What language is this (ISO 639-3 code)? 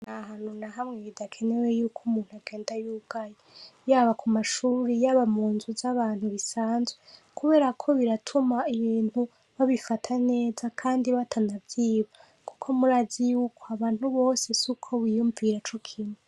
run